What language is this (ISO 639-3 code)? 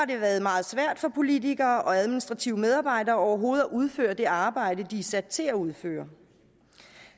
dan